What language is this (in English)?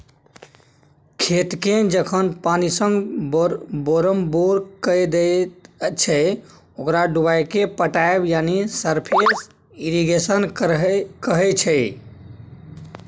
Maithili